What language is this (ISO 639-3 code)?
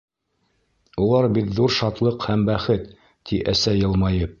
bak